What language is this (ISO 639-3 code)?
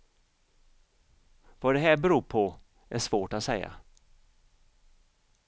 swe